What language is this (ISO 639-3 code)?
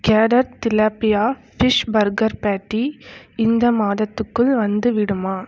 tam